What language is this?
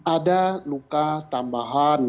Indonesian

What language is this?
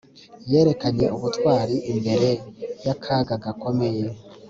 Kinyarwanda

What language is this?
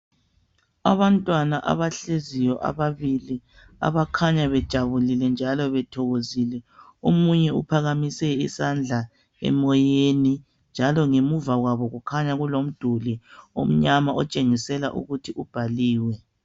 North Ndebele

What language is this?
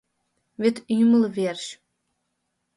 Mari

